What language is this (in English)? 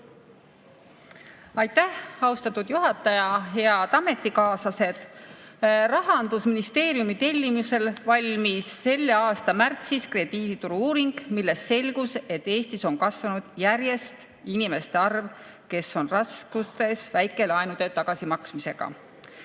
Estonian